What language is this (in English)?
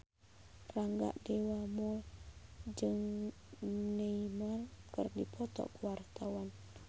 Sundanese